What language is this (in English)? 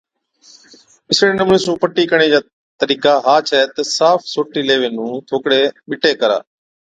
Od